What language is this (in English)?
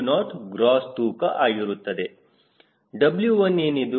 Kannada